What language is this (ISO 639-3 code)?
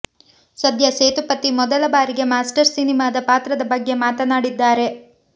kan